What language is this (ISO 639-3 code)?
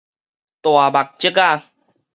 nan